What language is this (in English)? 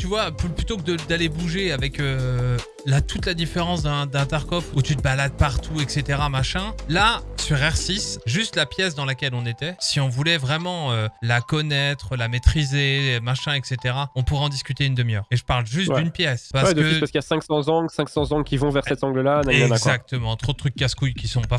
French